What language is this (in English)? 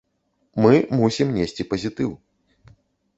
Belarusian